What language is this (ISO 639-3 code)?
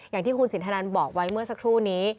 tha